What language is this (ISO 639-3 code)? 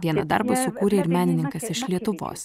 lit